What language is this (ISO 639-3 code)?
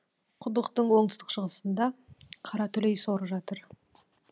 kaz